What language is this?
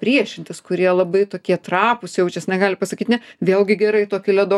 Lithuanian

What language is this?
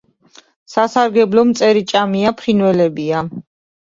Georgian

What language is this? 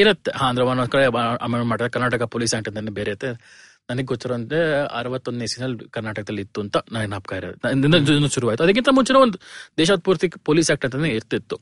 Kannada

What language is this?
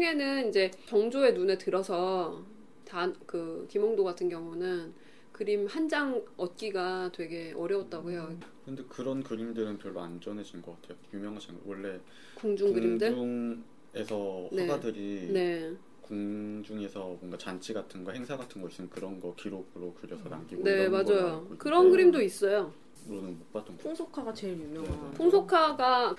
Korean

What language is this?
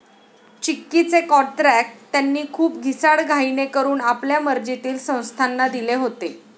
Marathi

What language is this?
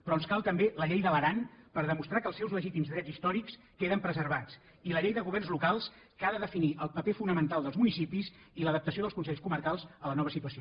Catalan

